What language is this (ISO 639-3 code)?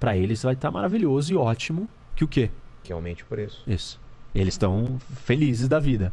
por